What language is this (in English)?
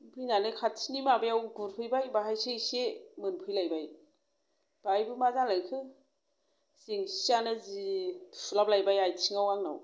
Bodo